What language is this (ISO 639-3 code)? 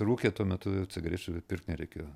lit